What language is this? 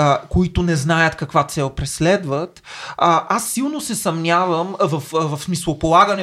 Bulgarian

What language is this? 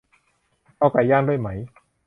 Thai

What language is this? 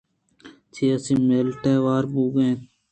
Eastern Balochi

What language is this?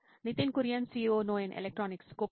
Telugu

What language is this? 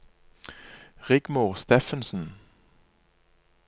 Norwegian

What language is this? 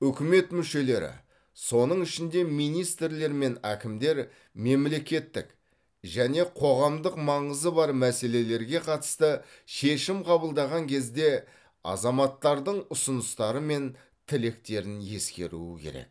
Kazakh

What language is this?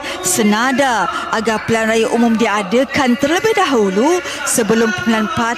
Malay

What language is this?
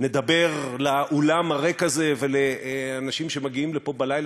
Hebrew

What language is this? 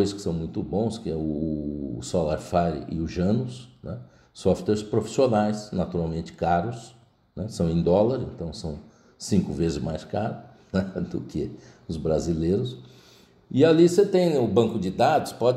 Portuguese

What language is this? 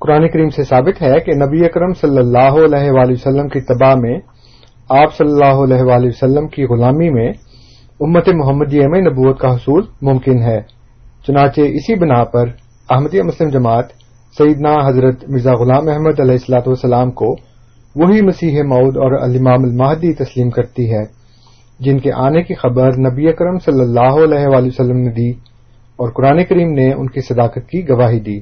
Urdu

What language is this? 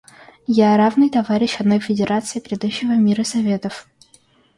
Russian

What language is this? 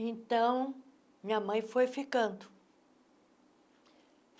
Portuguese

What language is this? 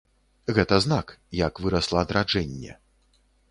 Belarusian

